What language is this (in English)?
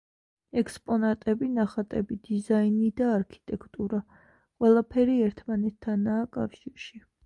Georgian